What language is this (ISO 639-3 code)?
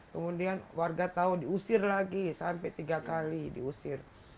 ind